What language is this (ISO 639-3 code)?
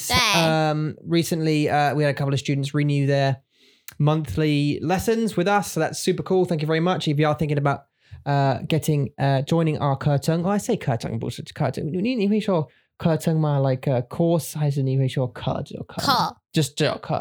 eng